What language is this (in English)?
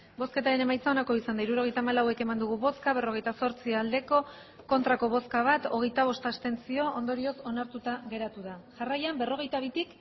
Basque